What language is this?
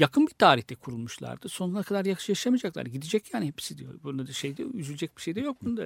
Turkish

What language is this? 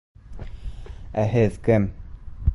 Bashkir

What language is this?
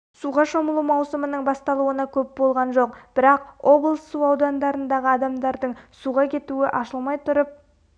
Kazakh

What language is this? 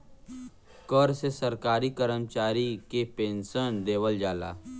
Bhojpuri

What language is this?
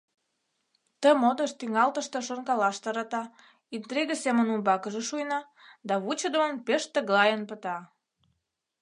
Mari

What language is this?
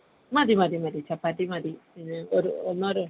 Malayalam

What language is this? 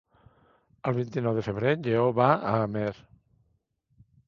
Catalan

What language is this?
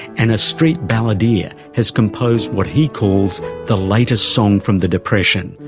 English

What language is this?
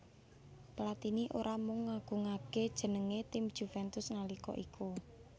Javanese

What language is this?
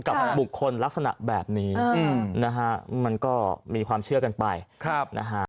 Thai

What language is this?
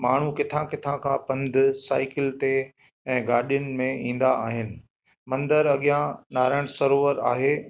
Sindhi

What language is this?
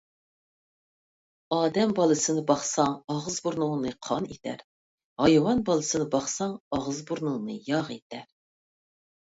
Uyghur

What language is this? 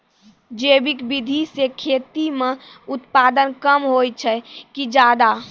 Maithili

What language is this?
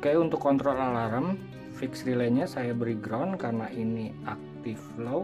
Indonesian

